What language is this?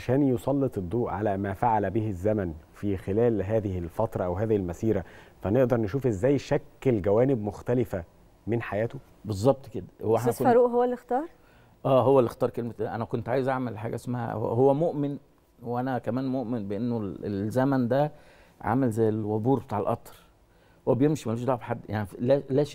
Arabic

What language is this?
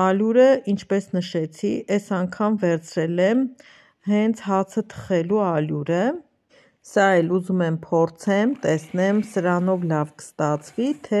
Romanian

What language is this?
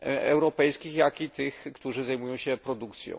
Polish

